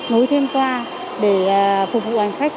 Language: Vietnamese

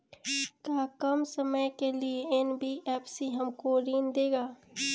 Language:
Bhojpuri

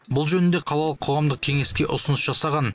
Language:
Kazakh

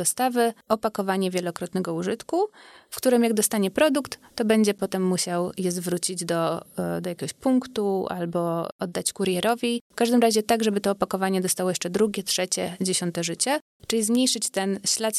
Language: Polish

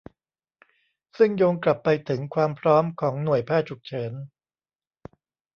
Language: Thai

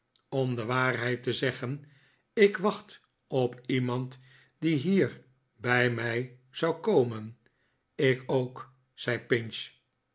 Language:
Dutch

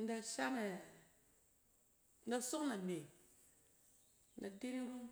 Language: Cen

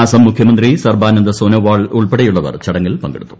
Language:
Malayalam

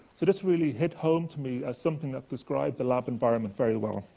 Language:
English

